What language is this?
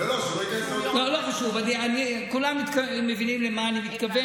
Hebrew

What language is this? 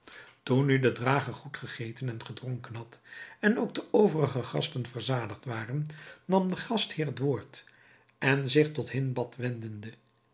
Dutch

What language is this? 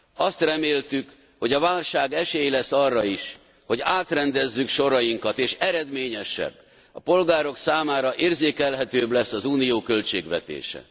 Hungarian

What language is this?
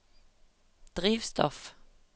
Norwegian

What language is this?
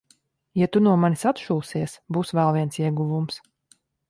Latvian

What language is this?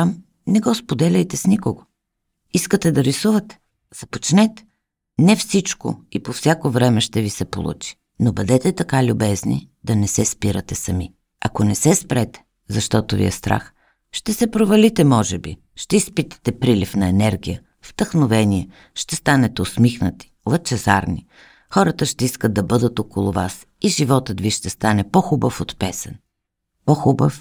Bulgarian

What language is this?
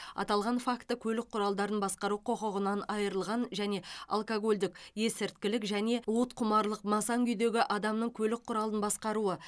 Kazakh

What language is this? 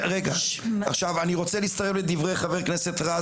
Hebrew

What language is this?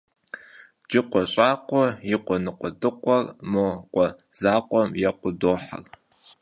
Kabardian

